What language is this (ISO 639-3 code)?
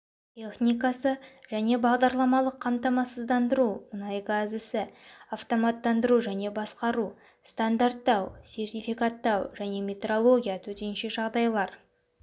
kaz